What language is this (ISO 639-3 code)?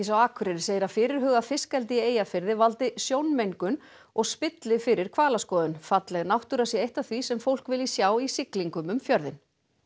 isl